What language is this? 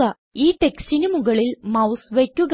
Malayalam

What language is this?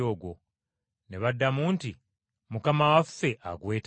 Ganda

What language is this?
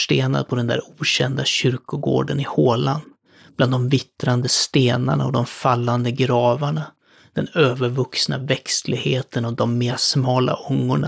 Swedish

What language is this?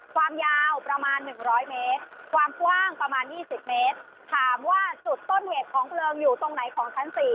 Thai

